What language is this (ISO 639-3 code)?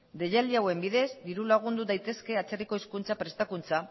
eus